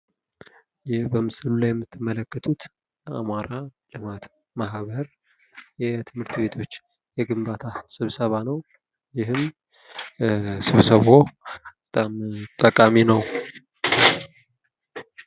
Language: Amharic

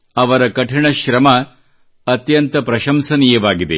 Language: Kannada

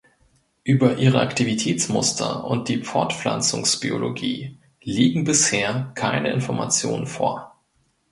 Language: German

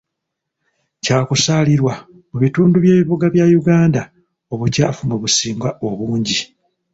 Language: Ganda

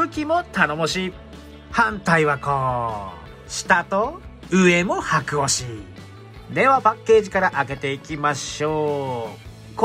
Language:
Japanese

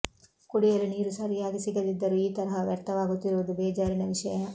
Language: Kannada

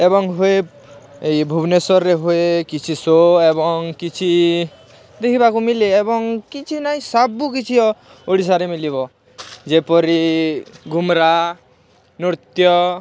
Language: Odia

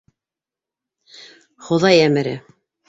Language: Bashkir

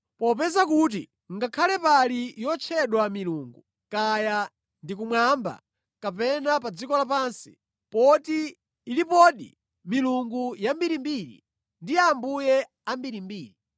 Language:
Nyanja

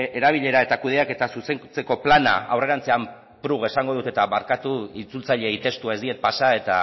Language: Basque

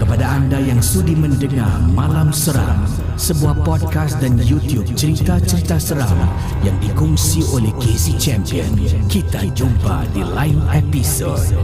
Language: Malay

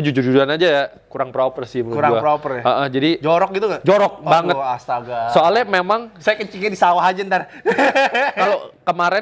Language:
Indonesian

